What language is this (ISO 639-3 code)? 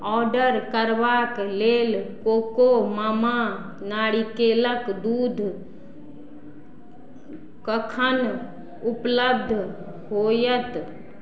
mai